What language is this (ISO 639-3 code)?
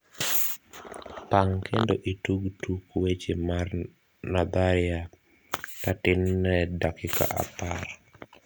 luo